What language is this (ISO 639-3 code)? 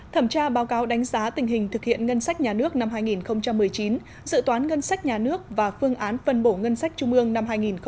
vie